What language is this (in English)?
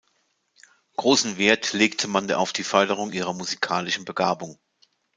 German